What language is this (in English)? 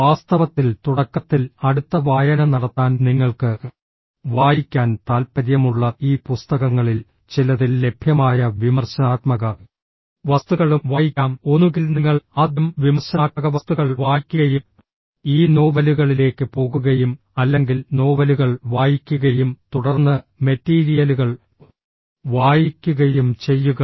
Malayalam